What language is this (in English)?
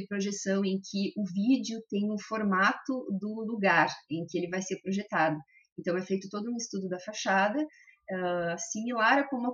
Portuguese